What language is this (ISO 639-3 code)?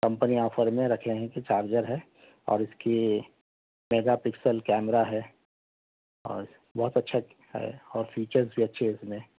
urd